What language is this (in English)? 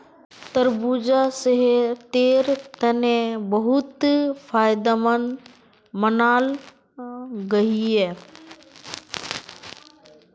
Magahi